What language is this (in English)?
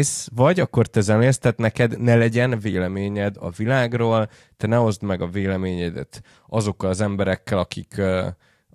Hungarian